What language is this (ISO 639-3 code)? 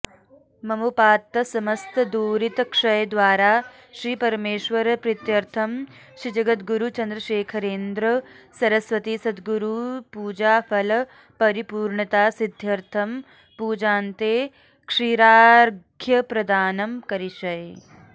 san